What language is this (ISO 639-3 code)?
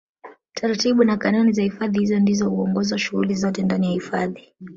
swa